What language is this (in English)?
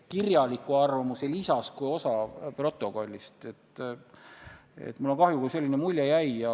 Estonian